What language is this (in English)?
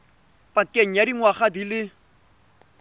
Tswana